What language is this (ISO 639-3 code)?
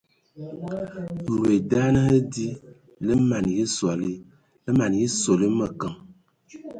ewo